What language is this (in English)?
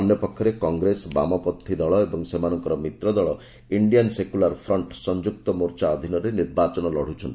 Odia